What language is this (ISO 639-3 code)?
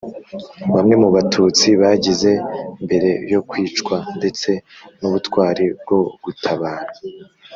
kin